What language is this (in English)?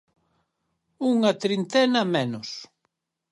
Galician